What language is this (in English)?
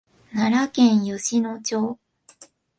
Japanese